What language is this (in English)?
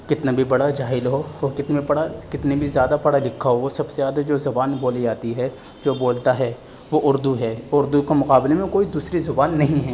Urdu